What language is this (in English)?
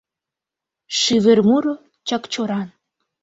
Mari